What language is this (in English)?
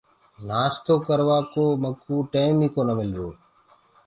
Gurgula